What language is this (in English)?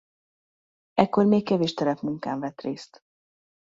Hungarian